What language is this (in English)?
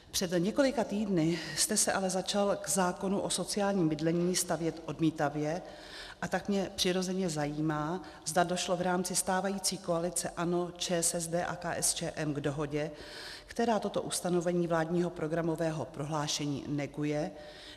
Czech